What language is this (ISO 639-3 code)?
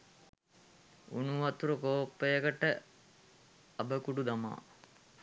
sin